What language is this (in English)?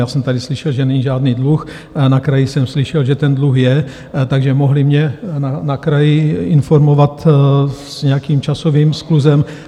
Czech